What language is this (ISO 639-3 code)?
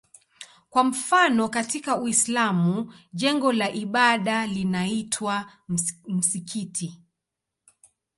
swa